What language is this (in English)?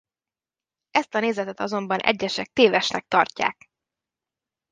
Hungarian